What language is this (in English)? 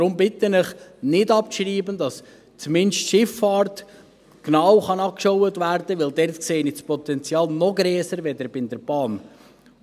Swiss German